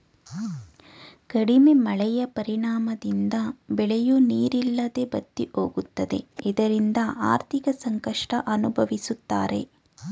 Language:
Kannada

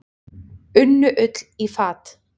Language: Icelandic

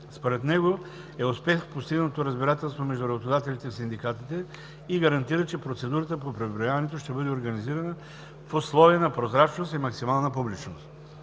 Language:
Bulgarian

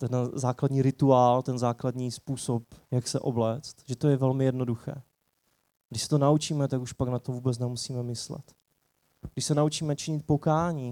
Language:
Czech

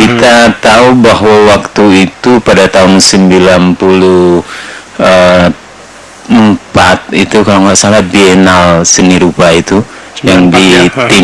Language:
Indonesian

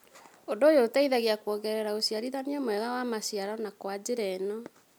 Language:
Kikuyu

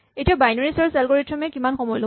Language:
Assamese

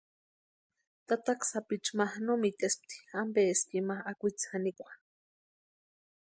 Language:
Western Highland Purepecha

